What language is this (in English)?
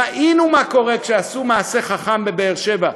Hebrew